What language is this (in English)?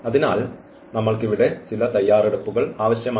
Malayalam